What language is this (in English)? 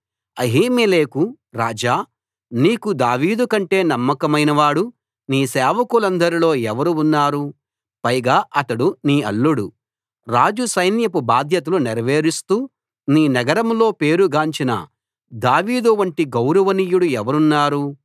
Telugu